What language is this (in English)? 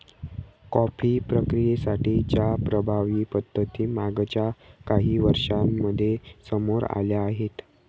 Marathi